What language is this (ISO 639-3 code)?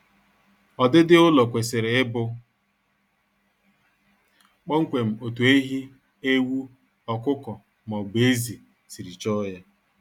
ibo